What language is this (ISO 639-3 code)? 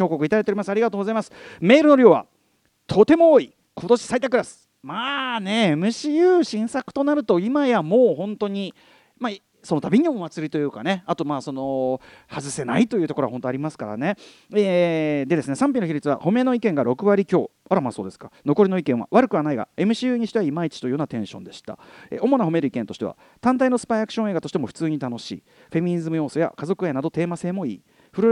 jpn